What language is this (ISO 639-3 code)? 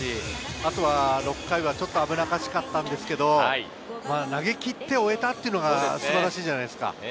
jpn